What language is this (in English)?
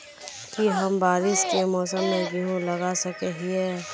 Magahi